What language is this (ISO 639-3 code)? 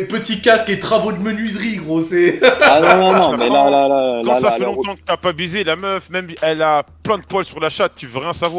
fra